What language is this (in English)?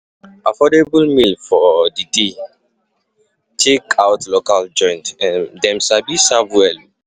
Nigerian Pidgin